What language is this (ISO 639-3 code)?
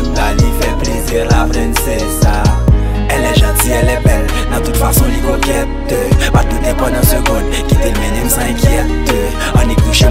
ron